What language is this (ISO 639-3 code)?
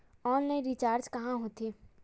hne